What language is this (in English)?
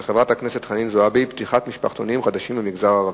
Hebrew